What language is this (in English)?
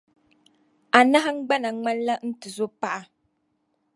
Dagbani